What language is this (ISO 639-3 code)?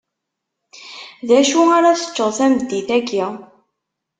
kab